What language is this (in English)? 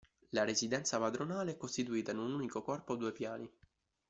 Italian